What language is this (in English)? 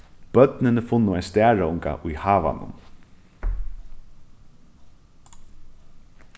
Faroese